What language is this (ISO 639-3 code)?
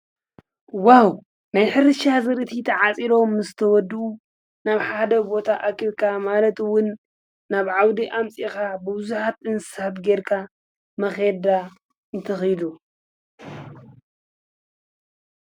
tir